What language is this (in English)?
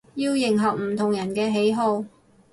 Cantonese